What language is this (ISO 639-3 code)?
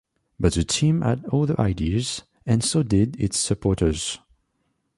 eng